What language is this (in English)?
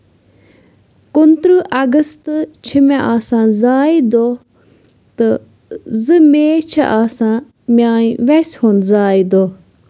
Kashmiri